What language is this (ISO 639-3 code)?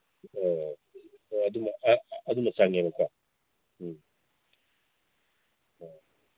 mni